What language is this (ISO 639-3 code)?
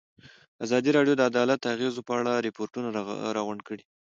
pus